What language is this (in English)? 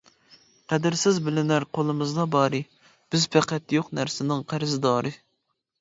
Uyghur